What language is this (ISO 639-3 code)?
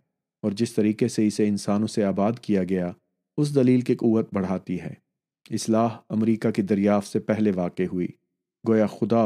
urd